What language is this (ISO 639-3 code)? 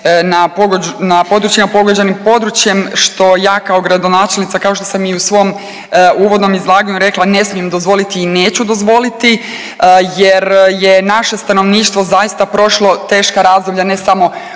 hrv